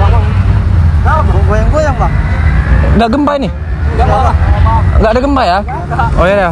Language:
Indonesian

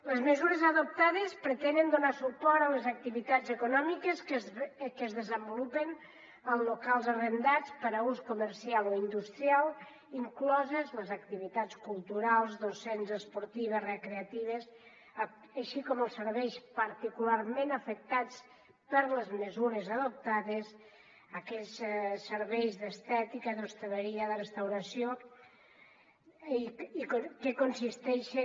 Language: Catalan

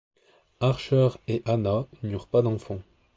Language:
French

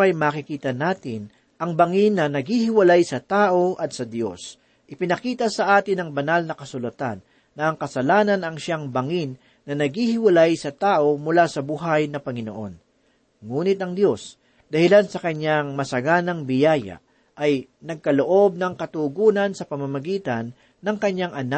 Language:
Filipino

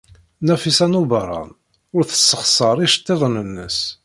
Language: Kabyle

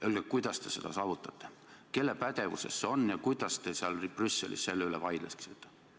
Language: Estonian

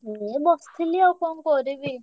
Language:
Odia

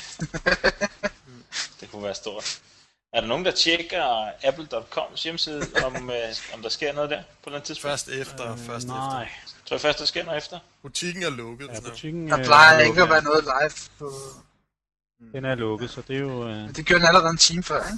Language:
Danish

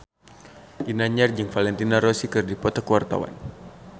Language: Sundanese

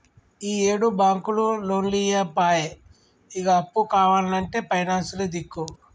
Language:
Telugu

